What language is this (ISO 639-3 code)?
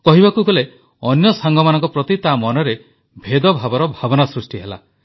ori